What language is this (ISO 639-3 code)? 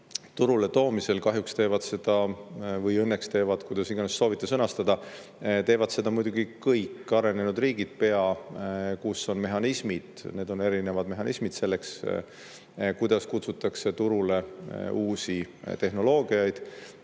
est